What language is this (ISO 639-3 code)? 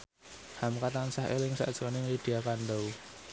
jav